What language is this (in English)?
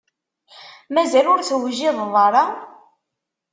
Kabyle